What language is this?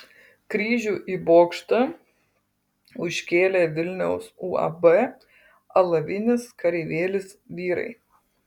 Lithuanian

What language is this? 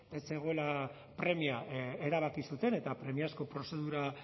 Basque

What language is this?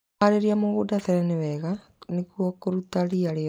Kikuyu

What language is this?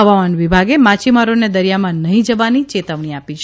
Gujarati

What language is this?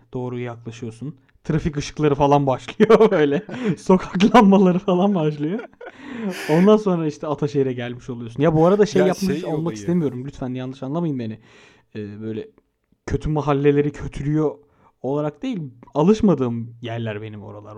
Turkish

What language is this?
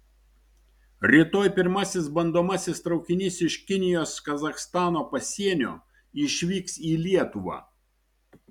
Lithuanian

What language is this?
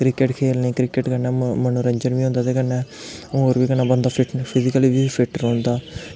Dogri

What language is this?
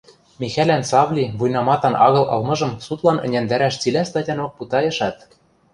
Western Mari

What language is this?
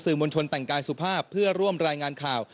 Thai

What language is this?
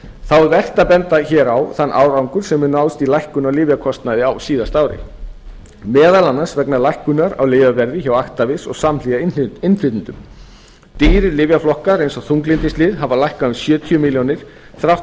Icelandic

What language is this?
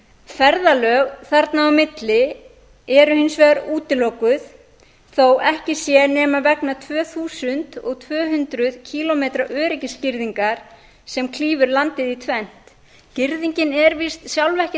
Icelandic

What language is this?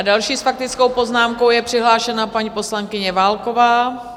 Czech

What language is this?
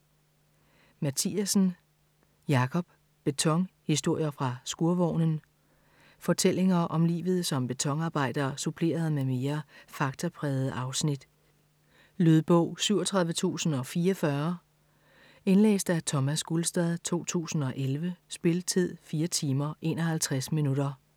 Danish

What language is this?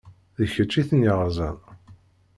Kabyle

